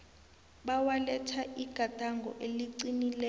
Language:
South Ndebele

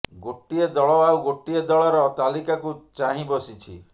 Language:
Odia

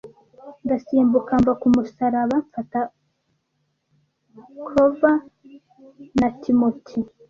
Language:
Kinyarwanda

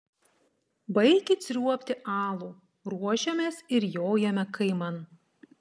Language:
Lithuanian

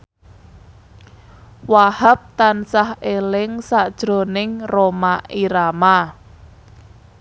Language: Javanese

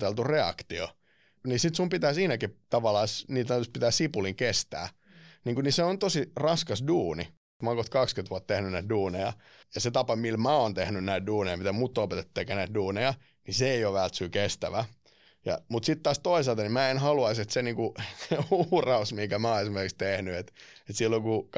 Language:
Finnish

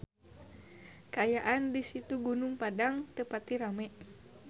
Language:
Sundanese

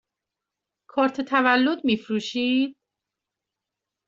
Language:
Persian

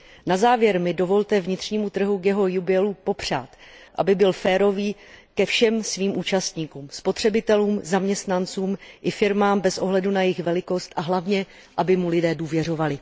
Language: Czech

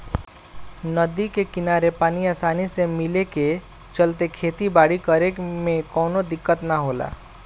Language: Bhojpuri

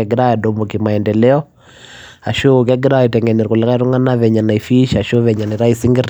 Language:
Masai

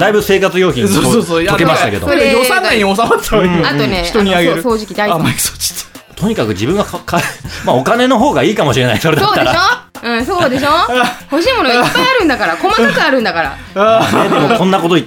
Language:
Japanese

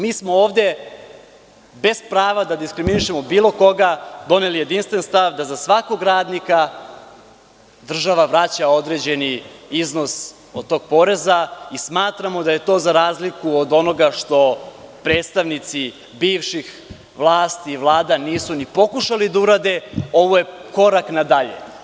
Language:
Serbian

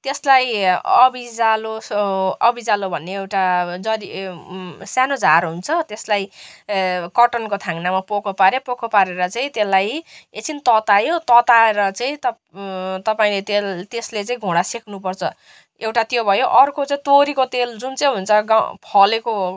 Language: Nepali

